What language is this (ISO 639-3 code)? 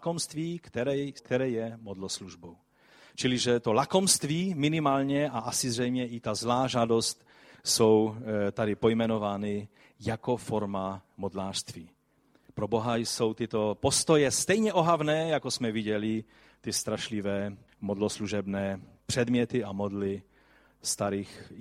ces